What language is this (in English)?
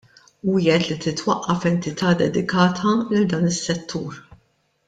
Maltese